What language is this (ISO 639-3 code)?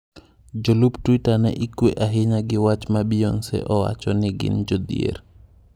luo